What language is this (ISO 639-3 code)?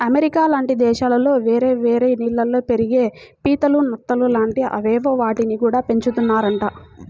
tel